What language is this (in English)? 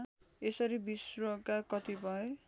Nepali